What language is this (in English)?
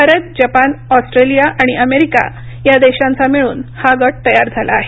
Marathi